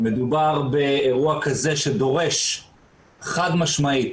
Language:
Hebrew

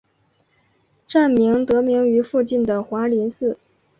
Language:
Chinese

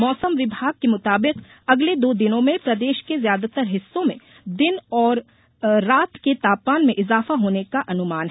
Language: Hindi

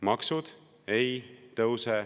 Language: Estonian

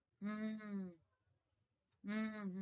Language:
Gujarati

